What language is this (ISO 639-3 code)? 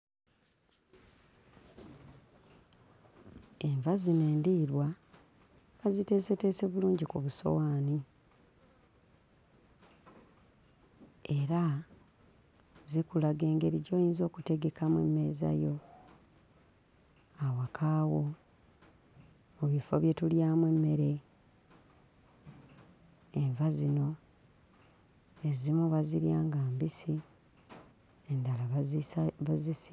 lug